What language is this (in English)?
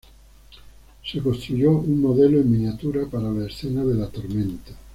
Spanish